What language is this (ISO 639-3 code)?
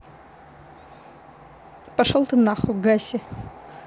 rus